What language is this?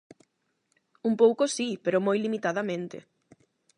Galician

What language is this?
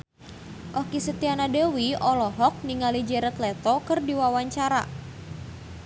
Sundanese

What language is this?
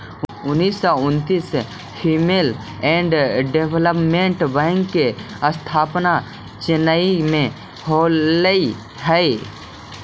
Magahi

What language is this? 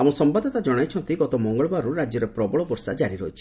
Odia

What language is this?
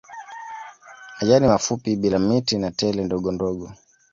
Swahili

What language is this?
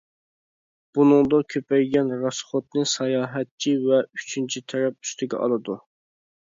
Uyghur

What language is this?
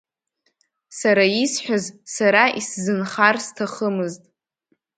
Abkhazian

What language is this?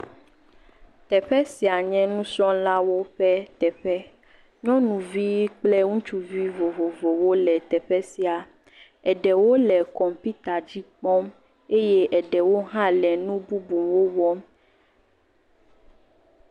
Ewe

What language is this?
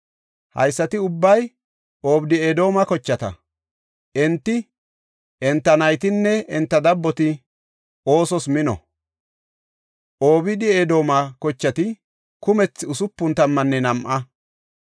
Gofa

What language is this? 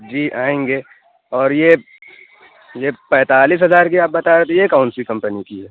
Urdu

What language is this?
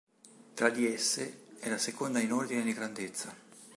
Italian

